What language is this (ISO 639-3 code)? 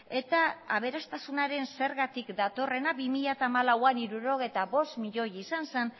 eus